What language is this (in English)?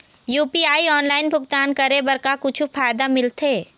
Chhattisgarhi